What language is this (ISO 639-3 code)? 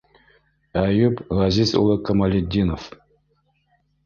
bak